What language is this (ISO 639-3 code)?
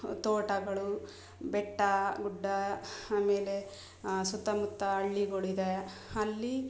kan